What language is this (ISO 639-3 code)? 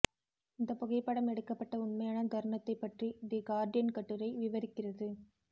tam